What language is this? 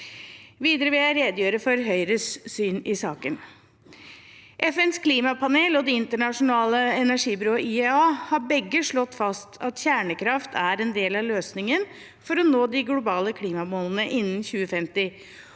Norwegian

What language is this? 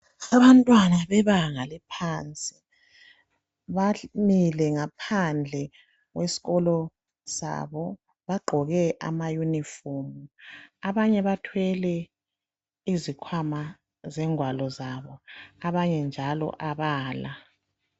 North Ndebele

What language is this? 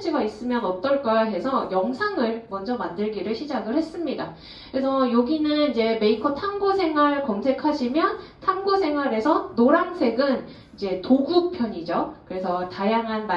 Korean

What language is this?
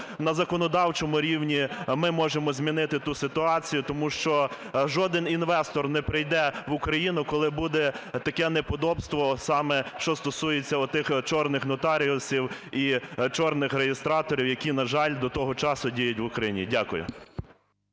Ukrainian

